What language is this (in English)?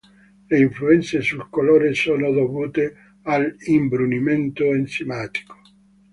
Italian